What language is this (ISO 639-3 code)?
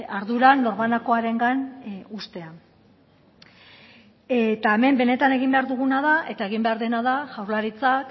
eus